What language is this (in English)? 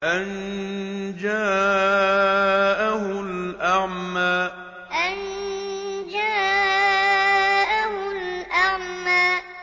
Arabic